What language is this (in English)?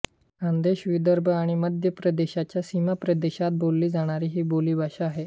Marathi